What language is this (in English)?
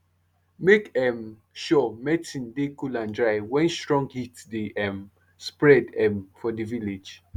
Nigerian Pidgin